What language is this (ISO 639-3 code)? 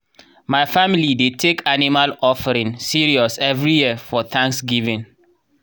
pcm